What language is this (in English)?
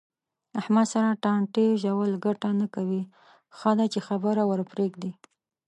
Pashto